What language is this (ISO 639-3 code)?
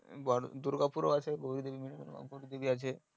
ben